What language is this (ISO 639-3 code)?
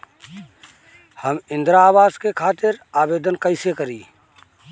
bho